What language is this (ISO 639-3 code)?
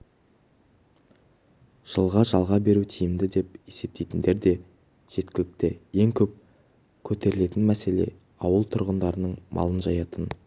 kaz